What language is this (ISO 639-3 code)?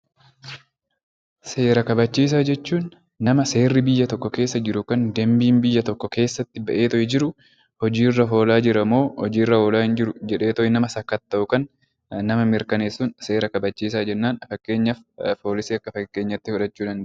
orm